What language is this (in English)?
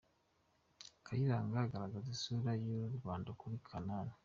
Kinyarwanda